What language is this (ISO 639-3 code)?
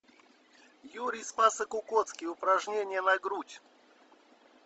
rus